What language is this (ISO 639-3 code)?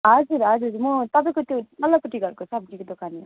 nep